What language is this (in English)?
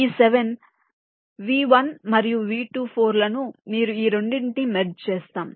Telugu